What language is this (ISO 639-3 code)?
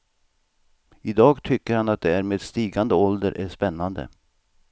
swe